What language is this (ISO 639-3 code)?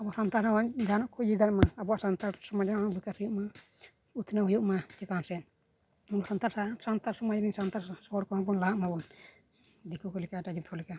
sat